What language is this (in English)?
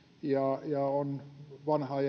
Finnish